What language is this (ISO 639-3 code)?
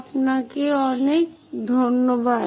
ben